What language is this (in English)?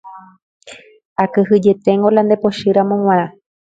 Guarani